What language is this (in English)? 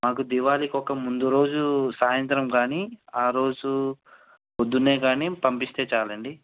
Telugu